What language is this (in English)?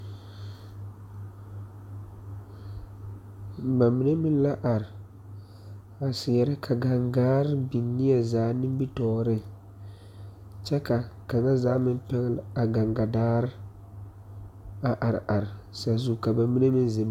Southern Dagaare